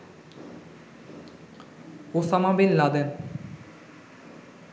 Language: Bangla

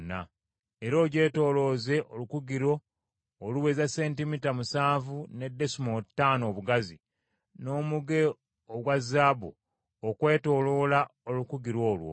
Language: Ganda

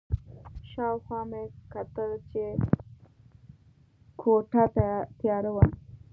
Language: Pashto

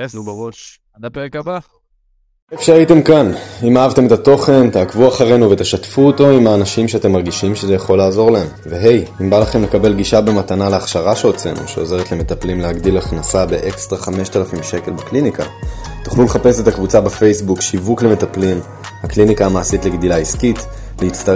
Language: Hebrew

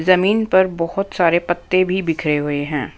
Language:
Hindi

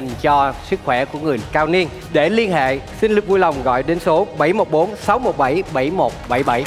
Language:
Vietnamese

